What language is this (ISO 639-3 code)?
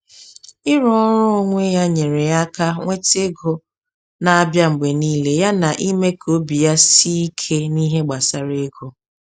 ibo